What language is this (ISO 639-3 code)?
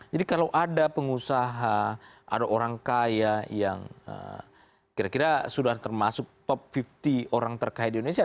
ind